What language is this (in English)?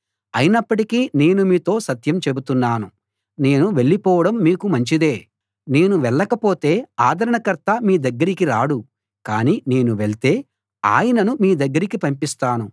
Telugu